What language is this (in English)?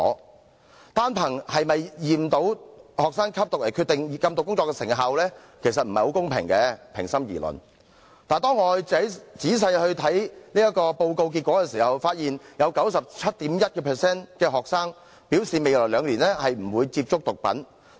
Cantonese